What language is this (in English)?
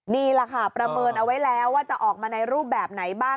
Thai